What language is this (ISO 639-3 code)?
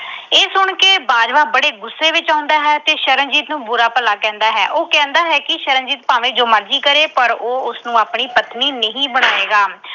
pan